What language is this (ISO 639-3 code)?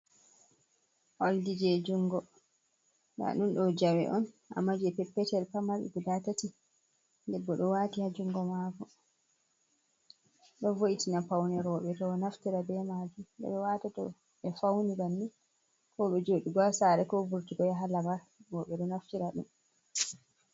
ful